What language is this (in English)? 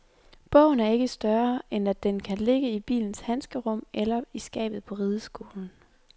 Danish